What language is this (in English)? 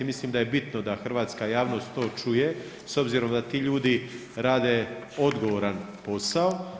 Croatian